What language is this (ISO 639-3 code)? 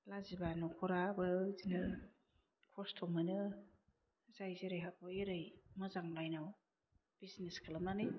brx